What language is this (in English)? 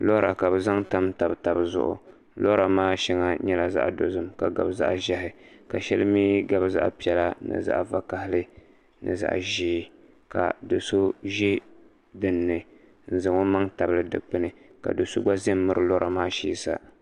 Dagbani